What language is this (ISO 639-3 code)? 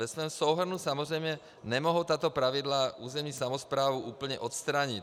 ces